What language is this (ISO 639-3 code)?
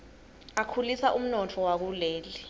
ssw